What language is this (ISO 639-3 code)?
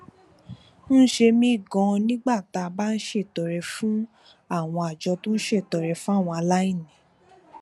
yor